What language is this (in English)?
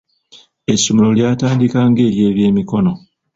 Ganda